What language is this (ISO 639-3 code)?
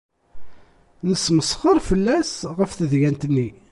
kab